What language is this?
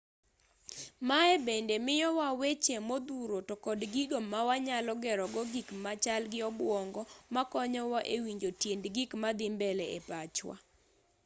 Luo (Kenya and Tanzania)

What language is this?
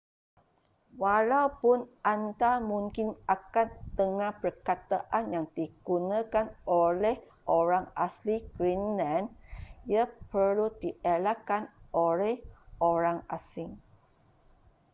Malay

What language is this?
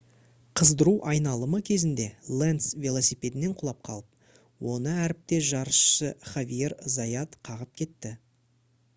Kazakh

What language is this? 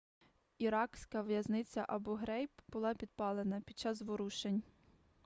Ukrainian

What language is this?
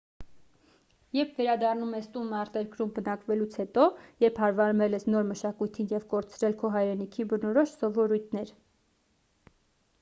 Armenian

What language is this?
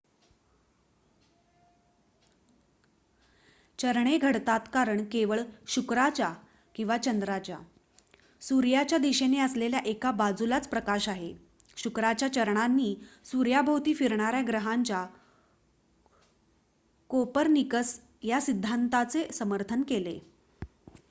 Marathi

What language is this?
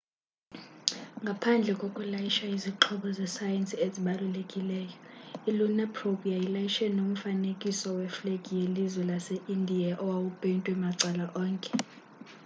Xhosa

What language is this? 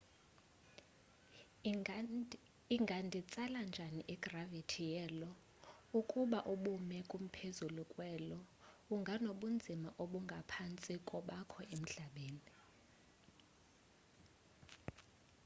Xhosa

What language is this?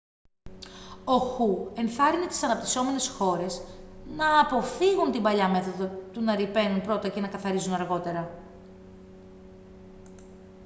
Greek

